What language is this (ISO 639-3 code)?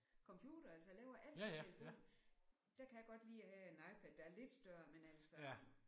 dan